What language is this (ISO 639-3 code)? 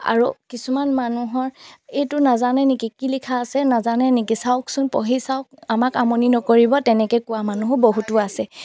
asm